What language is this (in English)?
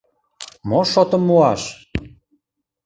Mari